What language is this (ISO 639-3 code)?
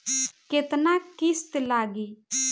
bho